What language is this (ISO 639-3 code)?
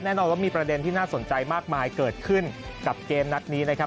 tha